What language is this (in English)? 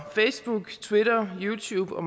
Danish